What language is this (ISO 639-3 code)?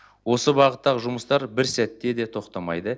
kaz